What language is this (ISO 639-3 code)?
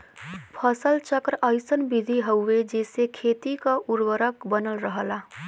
bho